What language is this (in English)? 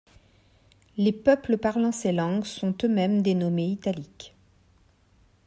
French